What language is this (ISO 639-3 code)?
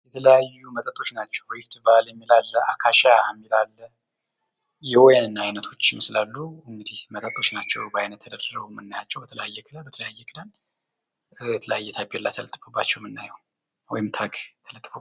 amh